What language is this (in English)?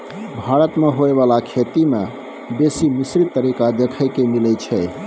Maithili